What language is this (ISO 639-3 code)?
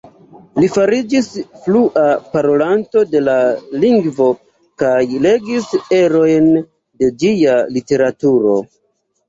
epo